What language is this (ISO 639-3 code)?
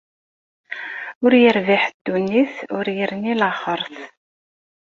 kab